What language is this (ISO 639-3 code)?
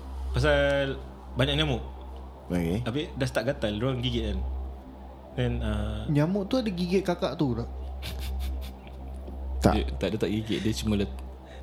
msa